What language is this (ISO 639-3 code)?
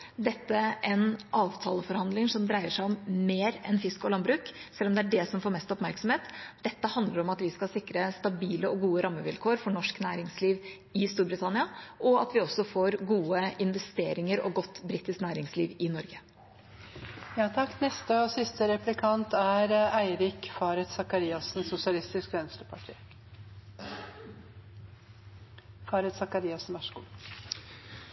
nob